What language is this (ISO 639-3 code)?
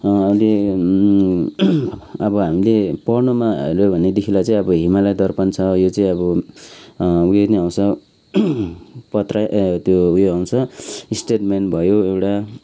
nep